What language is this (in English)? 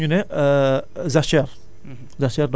Wolof